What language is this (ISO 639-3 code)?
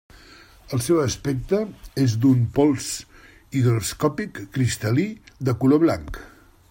cat